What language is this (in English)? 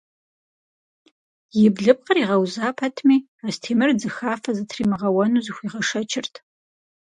Kabardian